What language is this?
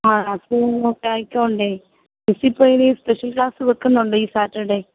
Malayalam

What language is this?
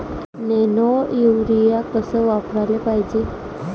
Marathi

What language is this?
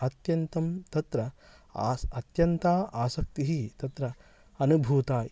Sanskrit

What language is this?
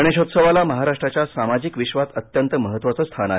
Marathi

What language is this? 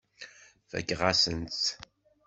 Kabyle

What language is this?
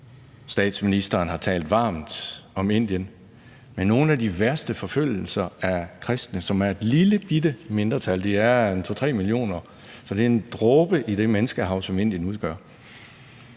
Danish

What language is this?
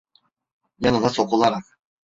Turkish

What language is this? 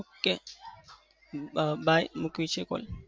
Gujarati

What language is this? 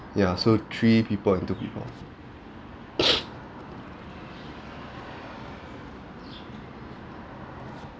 English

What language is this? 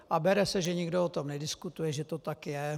Czech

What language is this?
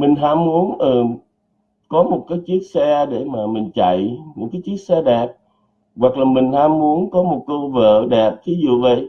Vietnamese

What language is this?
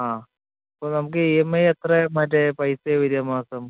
Malayalam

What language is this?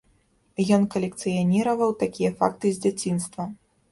Belarusian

